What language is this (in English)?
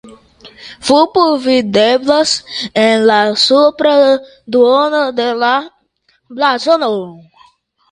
Esperanto